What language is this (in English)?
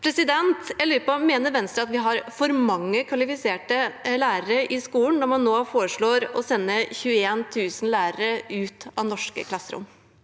Norwegian